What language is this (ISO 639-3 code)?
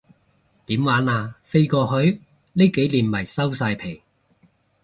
yue